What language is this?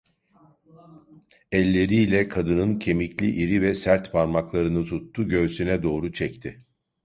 Turkish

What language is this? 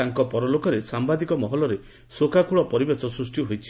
Odia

